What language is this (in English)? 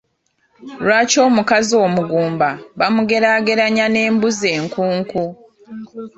Ganda